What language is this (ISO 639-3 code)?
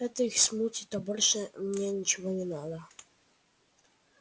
rus